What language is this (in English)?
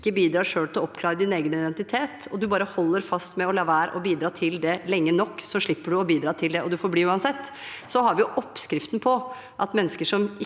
Norwegian